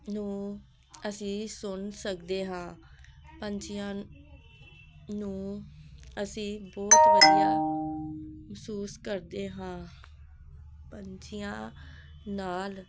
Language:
Punjabi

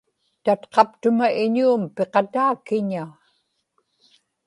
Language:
Inupiaq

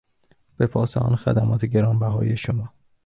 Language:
Persian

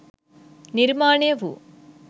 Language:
Sinhala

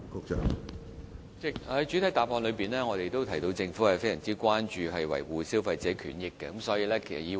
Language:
Cantonese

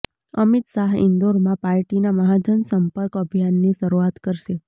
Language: Gujarati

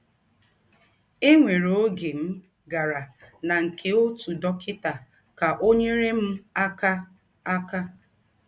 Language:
Igbo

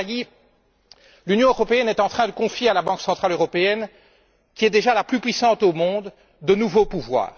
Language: French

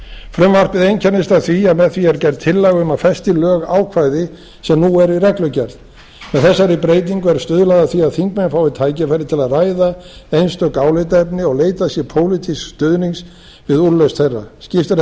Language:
Icelandic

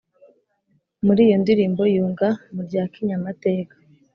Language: Kinyarwanda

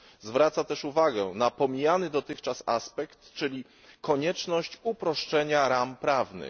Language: Polish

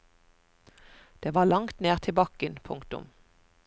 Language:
Norwegian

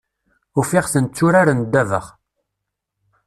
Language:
Kabyle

